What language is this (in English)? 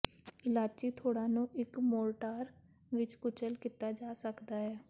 Punjabi